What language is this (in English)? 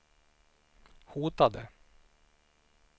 Swedish